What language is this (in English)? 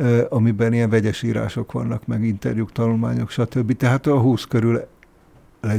Hungarian